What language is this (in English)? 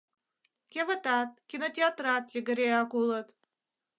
Mari